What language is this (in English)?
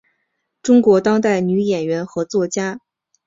Chinese